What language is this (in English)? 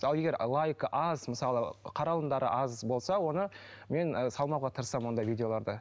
Kazakh